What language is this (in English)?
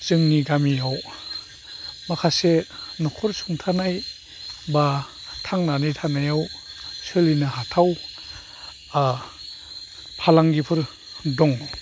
Bodo